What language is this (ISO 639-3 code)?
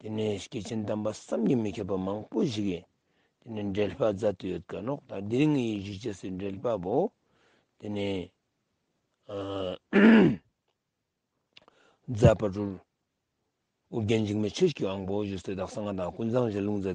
tur